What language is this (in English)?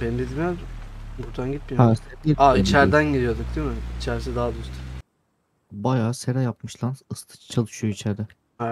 Turkish